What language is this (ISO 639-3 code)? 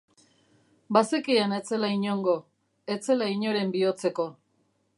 eus